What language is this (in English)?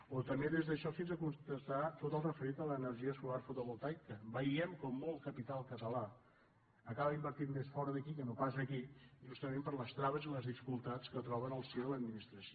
Catalan